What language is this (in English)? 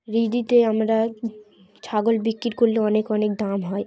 Bangla